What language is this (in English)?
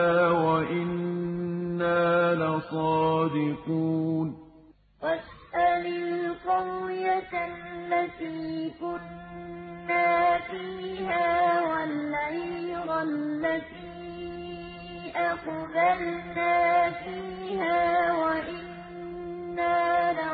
Arabic